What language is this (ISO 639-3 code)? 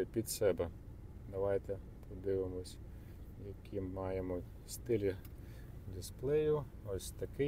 ukr